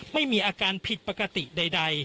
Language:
Thai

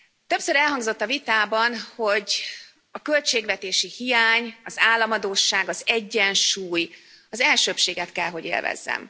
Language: Hungarian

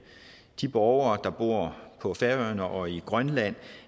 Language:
Danish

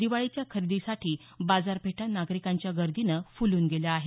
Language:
Marathi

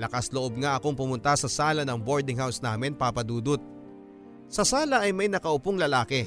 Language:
Filipino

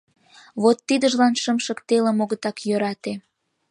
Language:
Mari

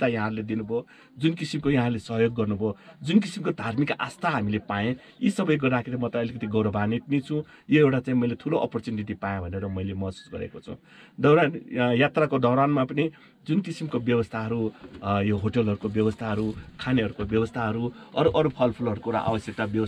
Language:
Arabic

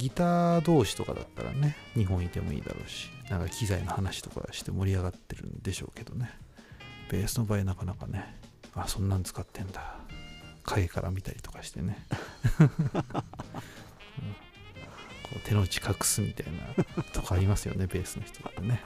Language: Japanese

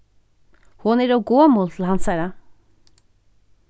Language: Faroese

